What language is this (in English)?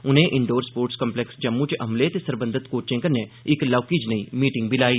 Dogri